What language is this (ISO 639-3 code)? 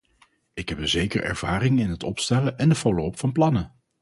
nld